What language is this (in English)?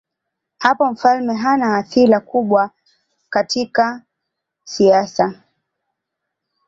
Swahili